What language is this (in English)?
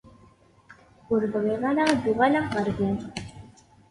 Kabyle